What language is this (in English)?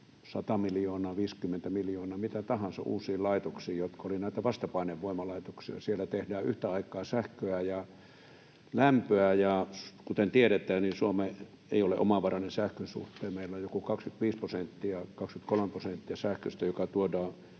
Finnish